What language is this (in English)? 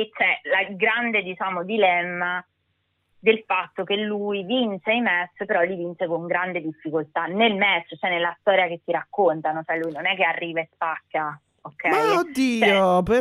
Italian